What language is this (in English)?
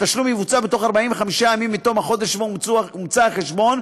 Hebrew